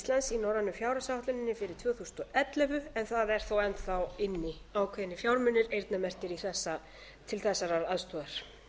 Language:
Icelandic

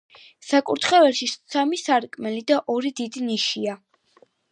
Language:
Georgian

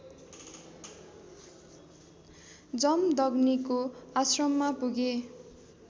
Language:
Nepali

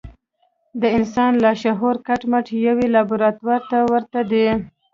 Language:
Pashto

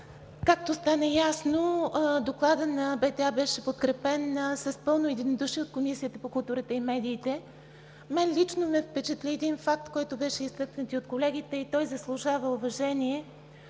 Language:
Bulgarian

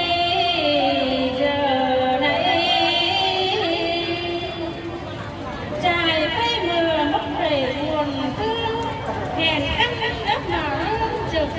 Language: Vietnamese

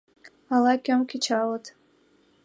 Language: Mari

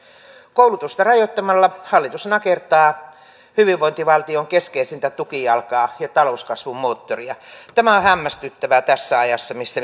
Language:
Finnish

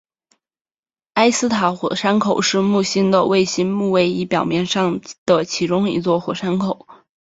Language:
Chinese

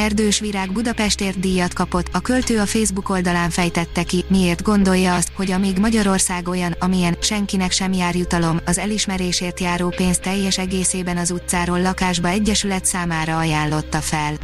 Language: Hungarian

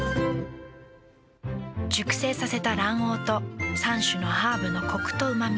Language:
Japanese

